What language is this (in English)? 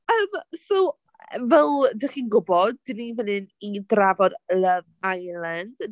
Welsh